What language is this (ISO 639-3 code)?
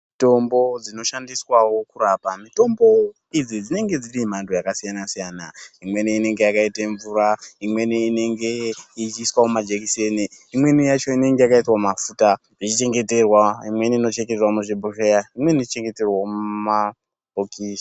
ndc